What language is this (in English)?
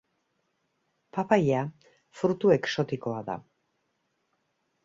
Basque